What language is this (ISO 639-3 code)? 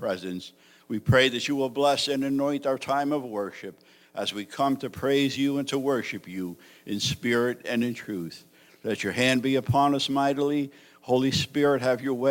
eng